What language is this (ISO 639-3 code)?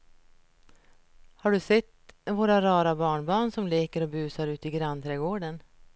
swe